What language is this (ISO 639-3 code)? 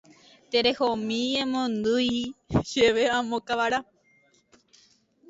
grn